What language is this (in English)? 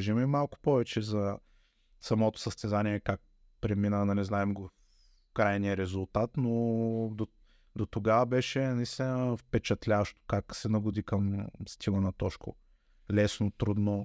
Bulgarian